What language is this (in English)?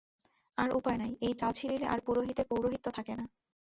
Bangla